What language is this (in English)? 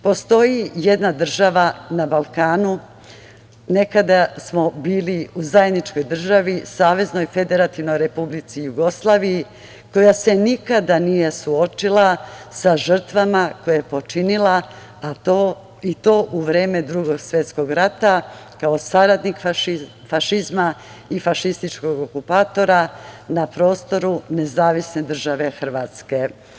Serbian